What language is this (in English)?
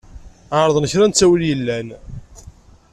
Kabyle